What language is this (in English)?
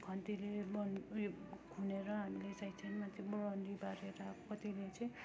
Nepali